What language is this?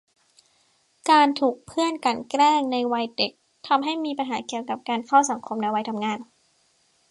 Thai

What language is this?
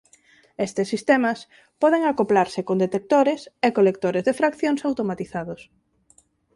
Galician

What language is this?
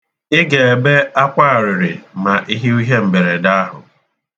Igbo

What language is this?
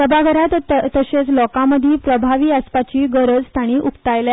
Konkani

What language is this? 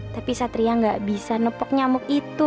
Indonesian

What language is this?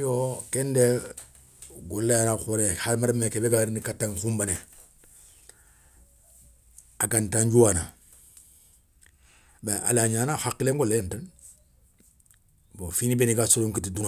Soninke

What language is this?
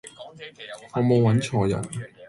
Cantonese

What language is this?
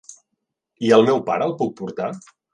Catalan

